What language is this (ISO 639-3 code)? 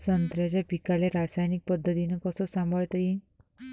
mar